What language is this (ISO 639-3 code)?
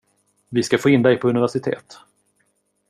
swe